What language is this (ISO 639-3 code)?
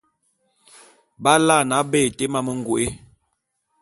bum